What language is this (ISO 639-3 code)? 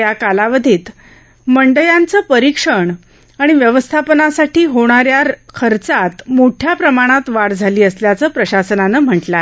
mar